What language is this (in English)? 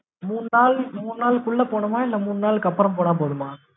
Tamil